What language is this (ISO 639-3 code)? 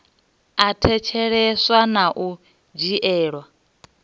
ven